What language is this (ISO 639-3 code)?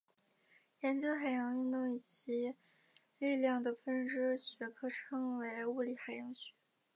zho